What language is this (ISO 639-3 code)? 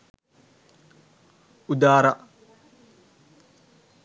sin